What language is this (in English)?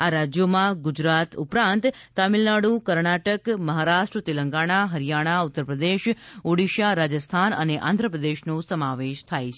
Gujarati